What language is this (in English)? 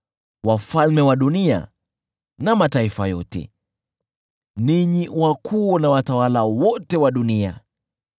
Swahili